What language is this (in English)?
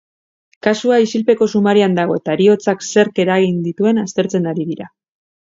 Basque